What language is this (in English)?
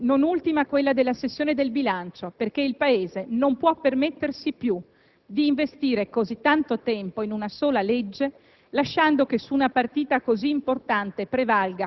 Italian